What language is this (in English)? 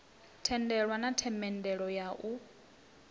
Venda